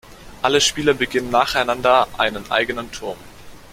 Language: German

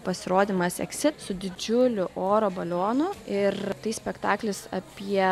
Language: Lithuanian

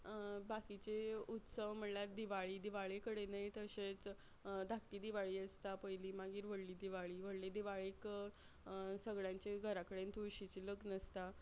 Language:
Konkani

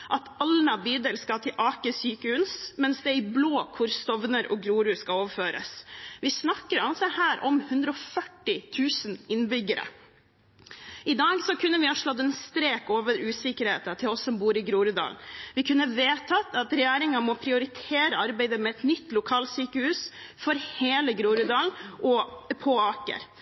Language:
Norwegian Bokmål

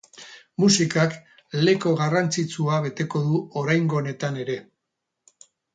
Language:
Basque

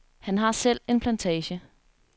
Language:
Danish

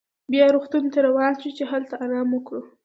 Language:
Pashto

